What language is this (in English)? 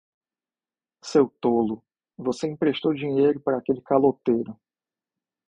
Portuguese